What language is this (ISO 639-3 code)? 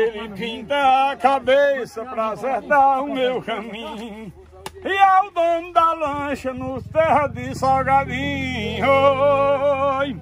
por